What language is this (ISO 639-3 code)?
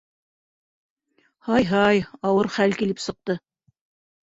bak